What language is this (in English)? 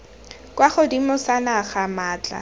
Tswana